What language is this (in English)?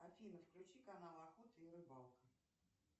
Russian